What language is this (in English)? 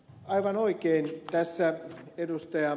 Finnish